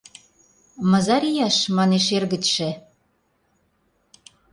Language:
Mari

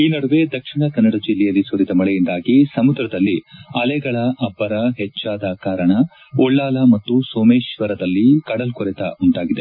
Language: Kannada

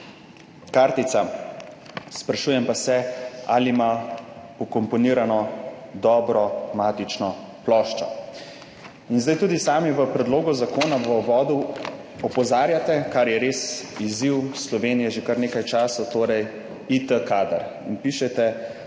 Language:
Slovenian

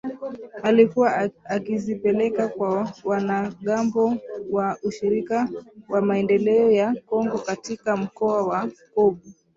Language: Swahili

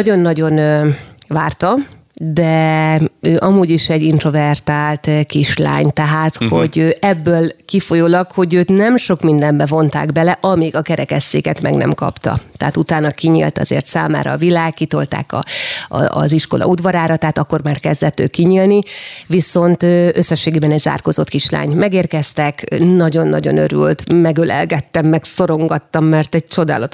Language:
Hungarian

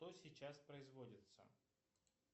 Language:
Russian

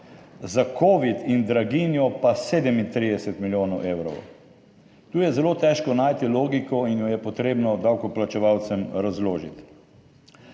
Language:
Slovenian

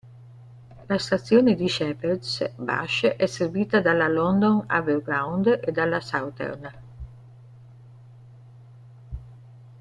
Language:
Italian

